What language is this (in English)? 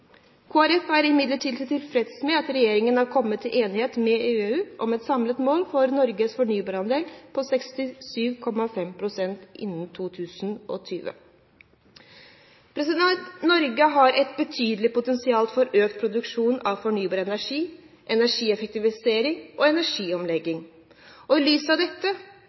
Norwegian Bokmål